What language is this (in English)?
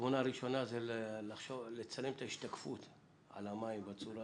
Hebrew